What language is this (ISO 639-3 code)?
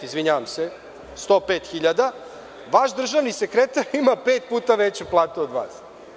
srp